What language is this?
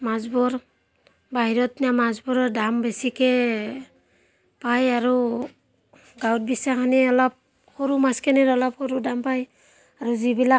Assamese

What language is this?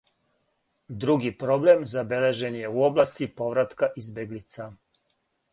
Serbian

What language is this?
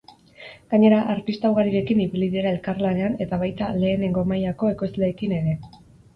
Basque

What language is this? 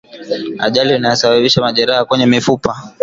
Swahili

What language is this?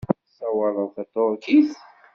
Kabyle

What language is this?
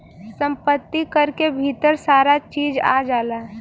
Bhojpuri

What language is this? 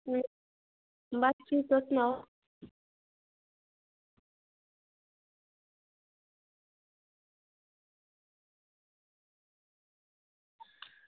Dogri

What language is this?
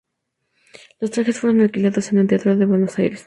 Spanish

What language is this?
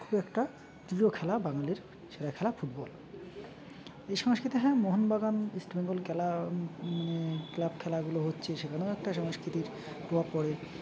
Bangla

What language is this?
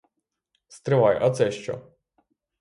Ukrainian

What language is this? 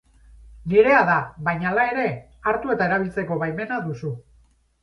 Basque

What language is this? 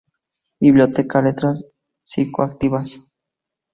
Spanish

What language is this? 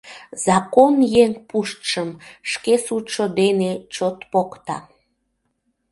Mari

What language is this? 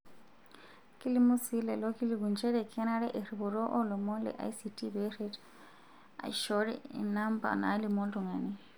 Masai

